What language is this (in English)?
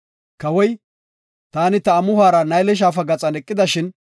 Gofa